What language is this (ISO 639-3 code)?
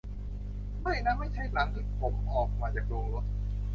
tha